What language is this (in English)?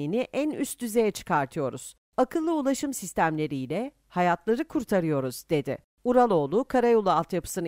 Turkish